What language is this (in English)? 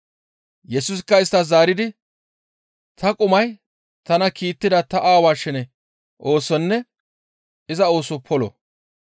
Gamo